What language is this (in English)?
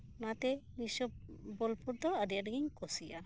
Santali